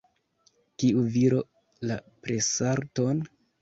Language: Esperanto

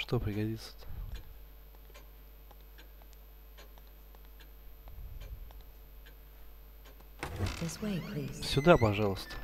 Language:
Russian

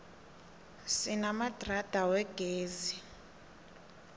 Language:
South Ndebele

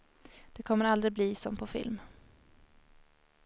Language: Swedish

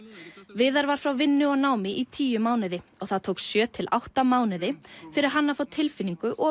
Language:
Icelandic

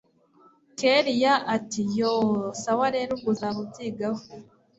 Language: Kinyarwanda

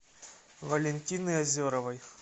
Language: Russian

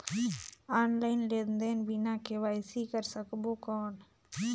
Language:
Chhattisgarhi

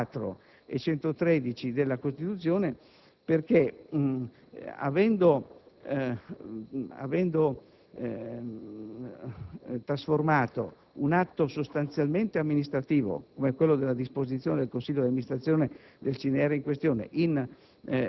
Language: Italian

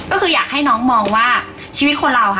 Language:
Thai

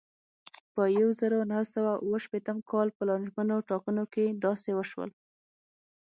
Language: Pashto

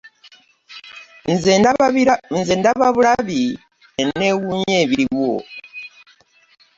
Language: Ganda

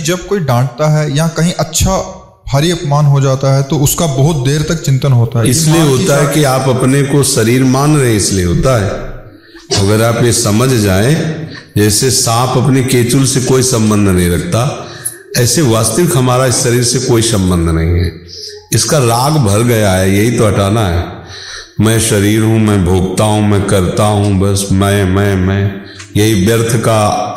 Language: Hindi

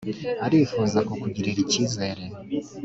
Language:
Kinyarwanda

